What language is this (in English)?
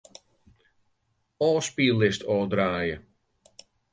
Western Frisian